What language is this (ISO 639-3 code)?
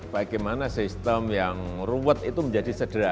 ind